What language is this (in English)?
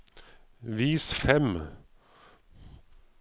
Norwegian